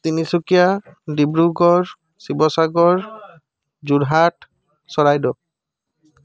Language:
Assamese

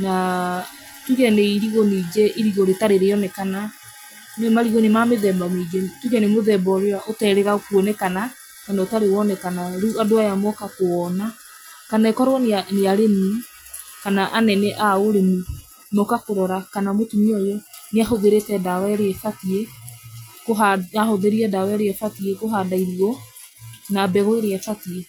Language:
Kikuyu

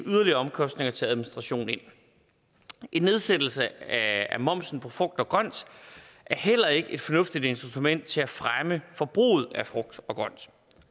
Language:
Danish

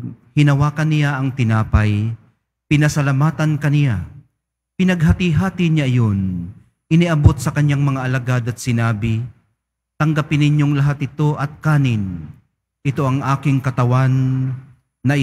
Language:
Filipino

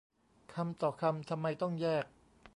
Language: Thai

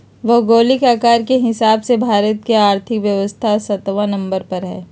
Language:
Magahi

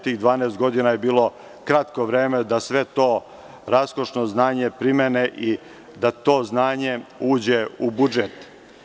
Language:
Serbian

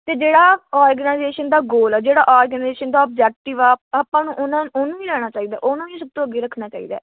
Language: Punjabi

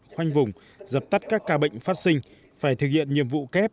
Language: Vietnamese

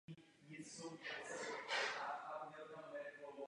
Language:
Czech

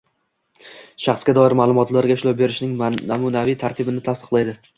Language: Uzbek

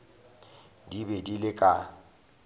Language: Northern Sotho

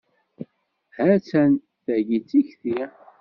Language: Kabyle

